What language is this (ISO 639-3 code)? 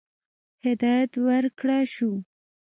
pus